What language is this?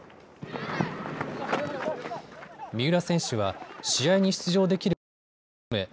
Japanese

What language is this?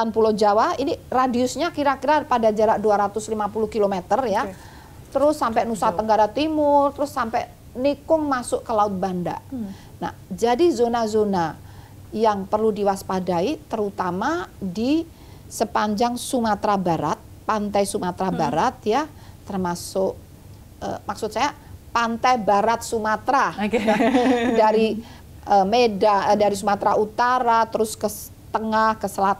Indonesian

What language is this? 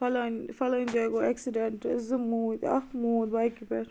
Kashmiri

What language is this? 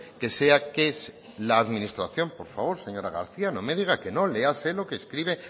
Spanish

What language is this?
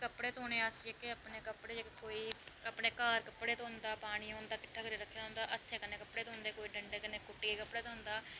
Dogri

